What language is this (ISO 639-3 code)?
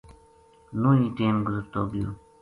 gju